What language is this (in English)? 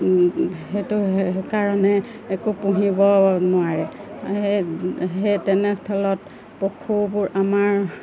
Assamese